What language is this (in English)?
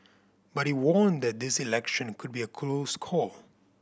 English